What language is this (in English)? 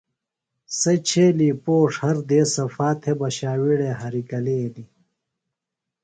Phalura